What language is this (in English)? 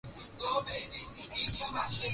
Swahili